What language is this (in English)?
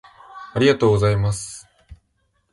Japanese